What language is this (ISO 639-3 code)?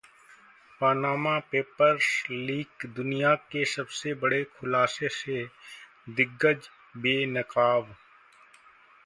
hin